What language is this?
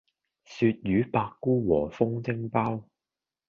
Cantonese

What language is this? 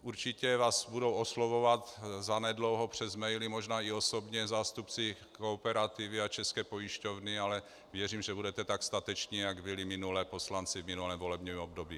Czech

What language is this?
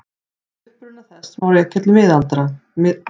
Icelandic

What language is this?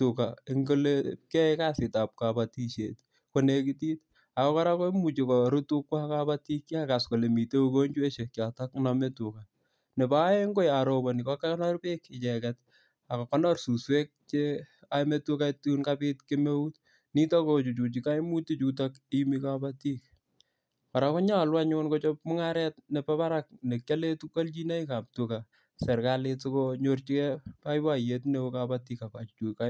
Kalenjin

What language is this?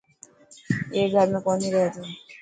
Dhatki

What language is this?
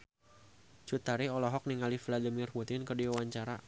Sundanese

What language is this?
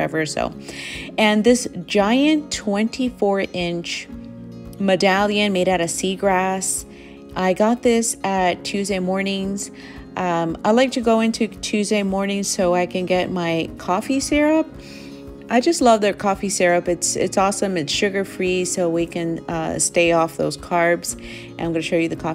English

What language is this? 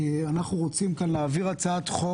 Hebrew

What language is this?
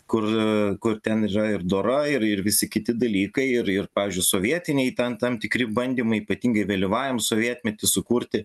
Lithuanian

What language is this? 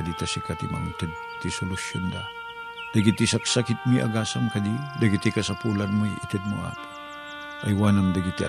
Filipino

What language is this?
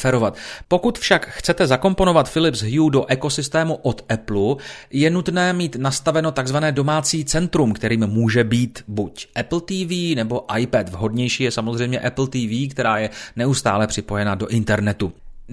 Czech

